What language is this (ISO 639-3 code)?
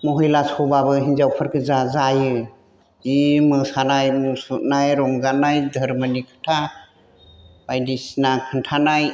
brx